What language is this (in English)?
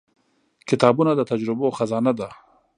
Pashto